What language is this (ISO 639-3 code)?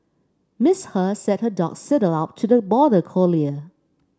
eng